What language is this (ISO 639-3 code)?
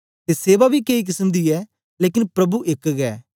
doi